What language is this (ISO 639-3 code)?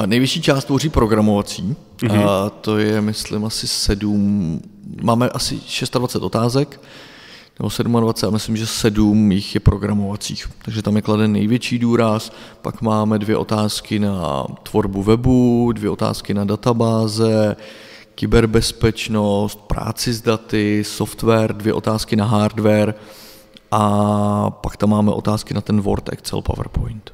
ces